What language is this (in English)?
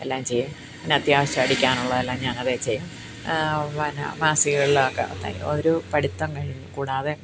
Malayalam